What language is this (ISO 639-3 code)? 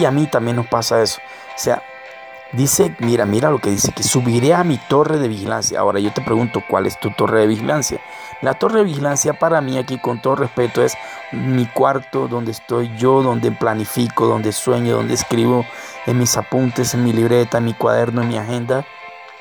spa